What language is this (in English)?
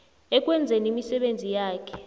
South Ndebele